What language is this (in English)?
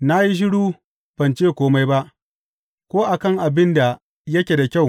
Hausa